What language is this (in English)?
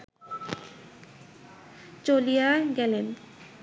Bangla